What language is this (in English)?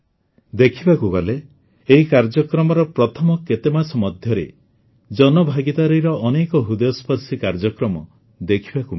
Odia